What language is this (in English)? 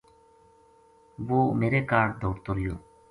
Gujari